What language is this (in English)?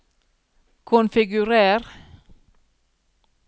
Norwegian